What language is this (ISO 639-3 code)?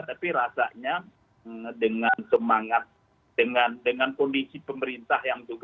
ind